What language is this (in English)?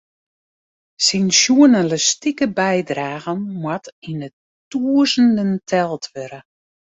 Western Frisian